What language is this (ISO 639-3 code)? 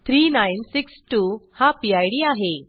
mar